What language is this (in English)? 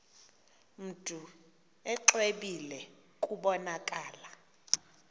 Xhosa